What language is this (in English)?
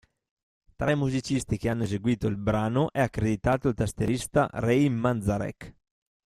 Italian